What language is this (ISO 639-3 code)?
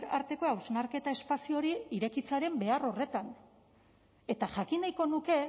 eus